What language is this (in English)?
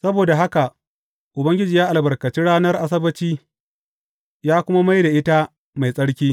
Hausa